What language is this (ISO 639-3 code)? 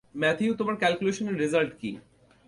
ben